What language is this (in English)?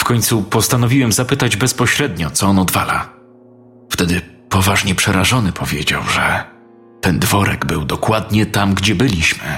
Polish